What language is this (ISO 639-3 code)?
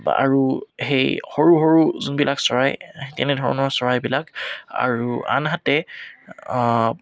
asm